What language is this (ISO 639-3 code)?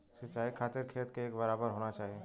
bho